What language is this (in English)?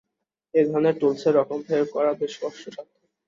Bangla